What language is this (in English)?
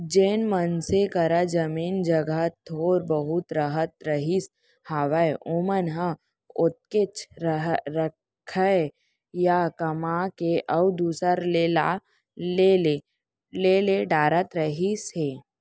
Chhattisgarhi